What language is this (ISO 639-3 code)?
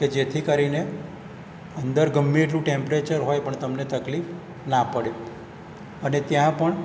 guj